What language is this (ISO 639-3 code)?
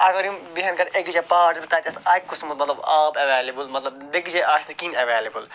kas